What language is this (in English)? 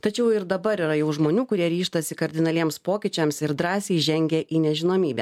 Lithuanian